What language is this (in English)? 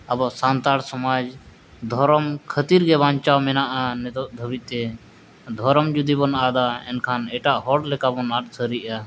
Santali